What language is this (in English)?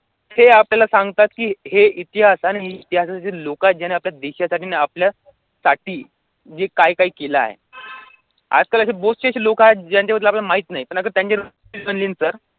Marathi